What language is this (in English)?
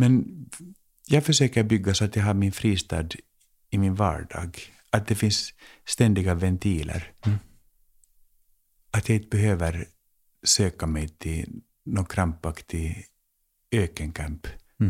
Swedish